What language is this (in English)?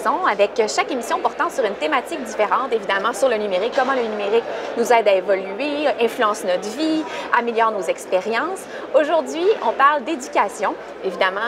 French